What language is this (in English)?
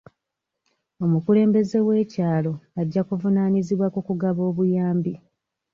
Ganda